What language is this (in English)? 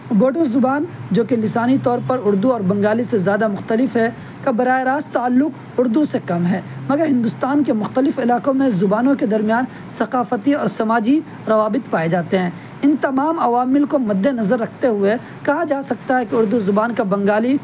Urdu